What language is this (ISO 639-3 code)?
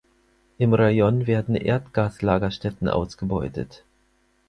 deu